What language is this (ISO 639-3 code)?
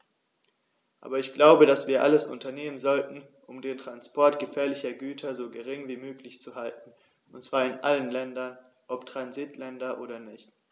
deu